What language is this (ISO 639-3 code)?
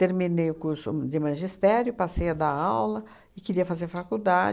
por